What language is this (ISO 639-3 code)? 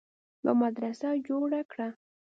pus